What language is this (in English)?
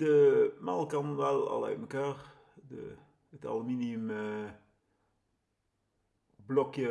Dutch